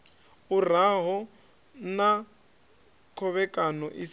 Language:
Venda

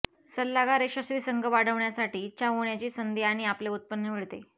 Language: Marathi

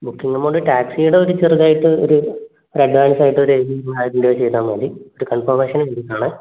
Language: Malayalam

